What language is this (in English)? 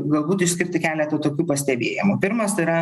Lithuanian